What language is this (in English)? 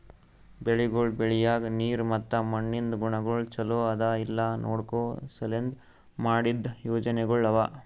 Kannada